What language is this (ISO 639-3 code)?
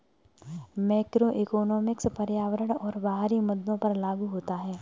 hin